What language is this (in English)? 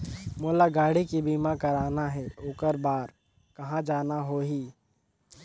Chhattisgarhi